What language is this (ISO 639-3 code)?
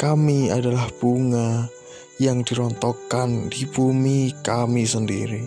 msa